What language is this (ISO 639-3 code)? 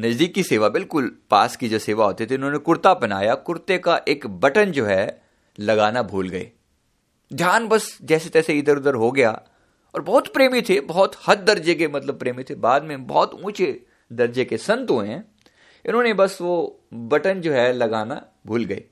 hin